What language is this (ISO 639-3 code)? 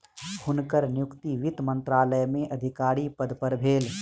mai